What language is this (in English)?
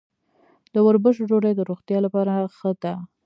Pashto